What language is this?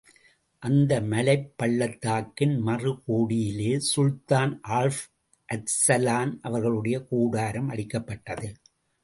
Tamil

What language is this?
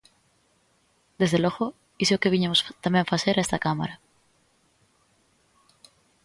Galician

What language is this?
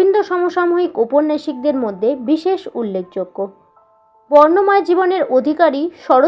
Bangla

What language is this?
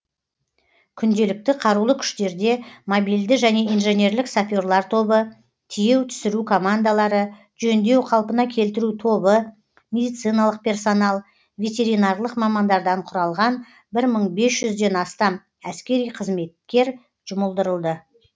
Kazakh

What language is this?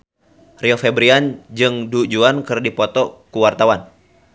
Sundanese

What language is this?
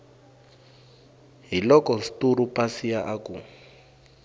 Tsonga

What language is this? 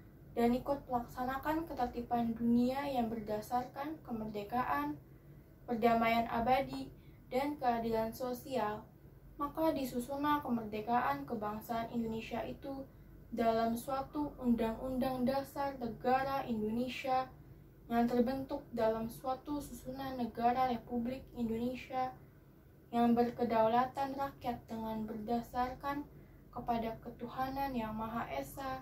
Indonesian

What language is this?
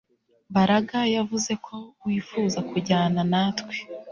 Kinyarwanda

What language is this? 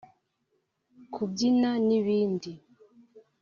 Kinyarwanda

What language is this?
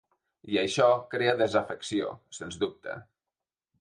Catalan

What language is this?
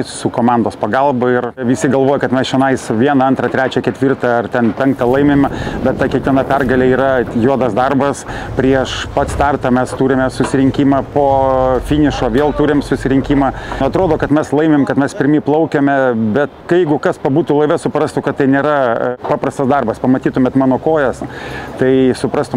Lithuanian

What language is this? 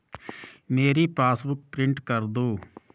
Hindi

